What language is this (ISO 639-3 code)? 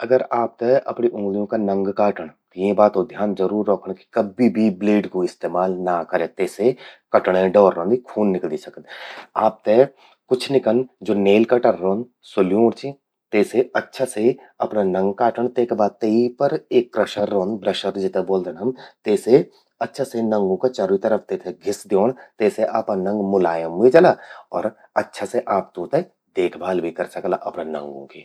gbm